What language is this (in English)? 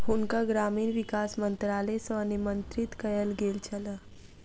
Maithili